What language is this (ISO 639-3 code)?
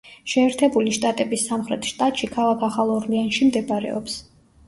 kat